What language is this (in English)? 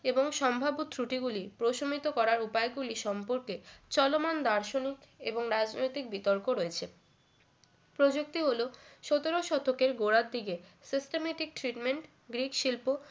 Bangla